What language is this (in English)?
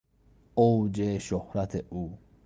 Persian